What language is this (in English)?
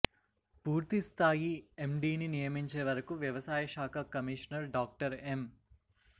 Telugu